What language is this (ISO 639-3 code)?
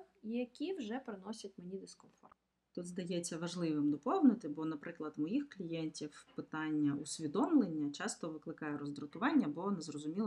ukr